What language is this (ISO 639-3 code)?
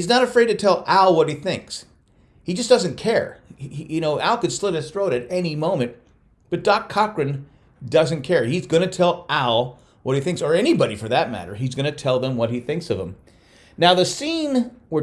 eng